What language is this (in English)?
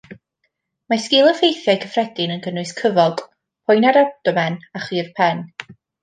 Welsh